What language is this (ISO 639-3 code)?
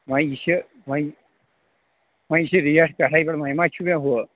kas